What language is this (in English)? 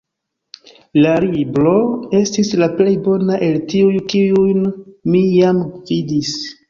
Esperanto